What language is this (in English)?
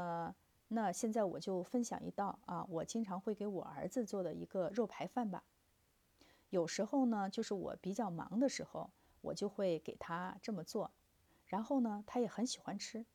Chinese